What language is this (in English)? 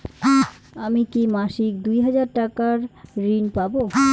Bangla